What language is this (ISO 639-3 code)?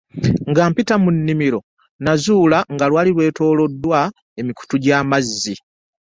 lug